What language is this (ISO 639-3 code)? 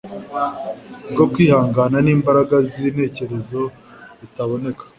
kin